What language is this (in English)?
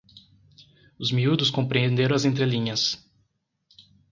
Portuguese